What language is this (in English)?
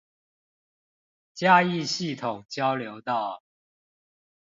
Chinese